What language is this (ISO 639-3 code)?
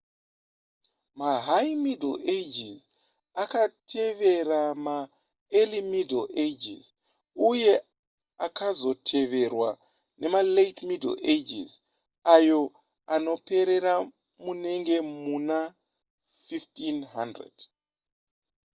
sna